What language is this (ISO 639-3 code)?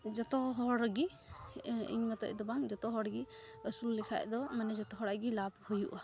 sat